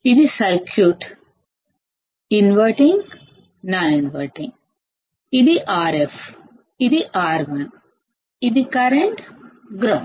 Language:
Telugu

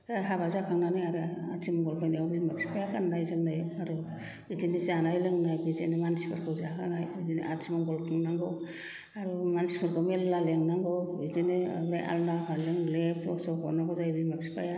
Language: Bodo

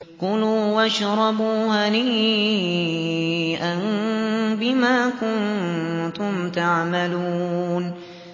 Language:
Arabic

